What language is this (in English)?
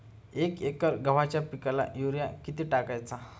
Marathi